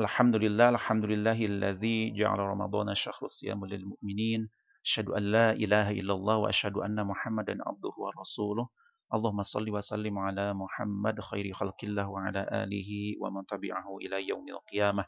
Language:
Indonesian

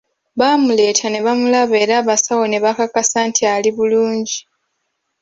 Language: Ganda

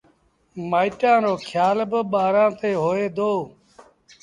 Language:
Sindhi Bhil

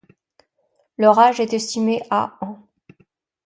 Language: French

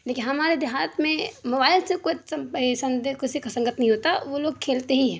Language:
Urdu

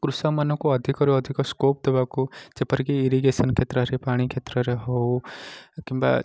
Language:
Odia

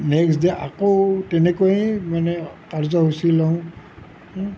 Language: Assamese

